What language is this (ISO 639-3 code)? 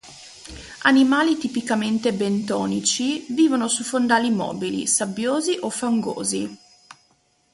ita